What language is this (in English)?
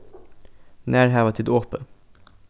Faroese